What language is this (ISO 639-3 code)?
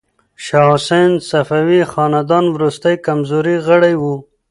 pus